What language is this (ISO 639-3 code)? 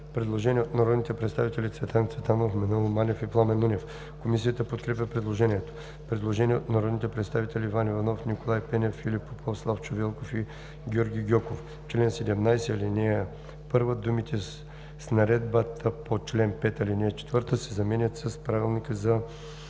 bul